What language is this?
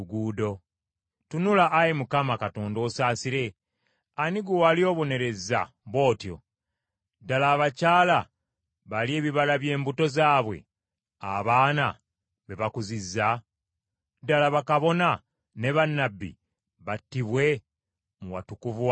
Ganda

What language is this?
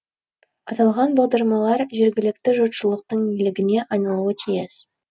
Kazakh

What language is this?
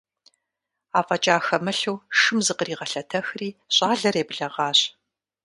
Kabardian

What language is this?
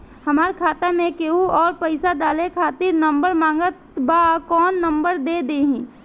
Bhojpuri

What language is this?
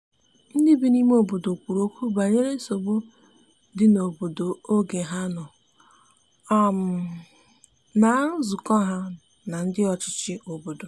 Igbo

